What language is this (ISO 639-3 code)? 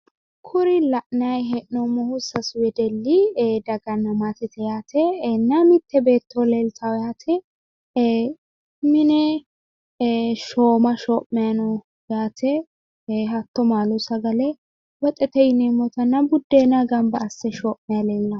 sid